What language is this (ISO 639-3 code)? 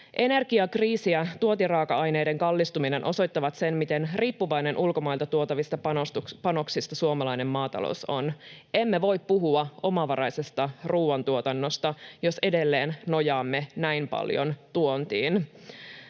fin